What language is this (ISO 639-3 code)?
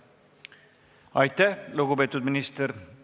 est